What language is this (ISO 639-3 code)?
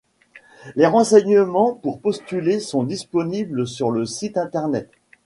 fra